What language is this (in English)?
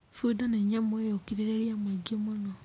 Kikuyu